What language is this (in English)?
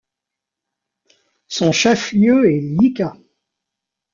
French